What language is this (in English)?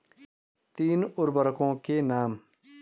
Hindi